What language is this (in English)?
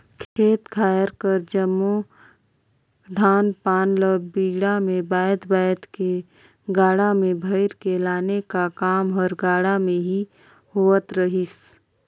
Chhattisgarhi